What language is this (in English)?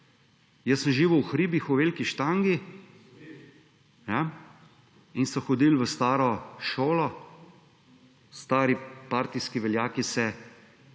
Slovenian